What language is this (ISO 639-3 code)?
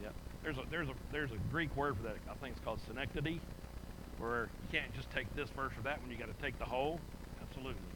eng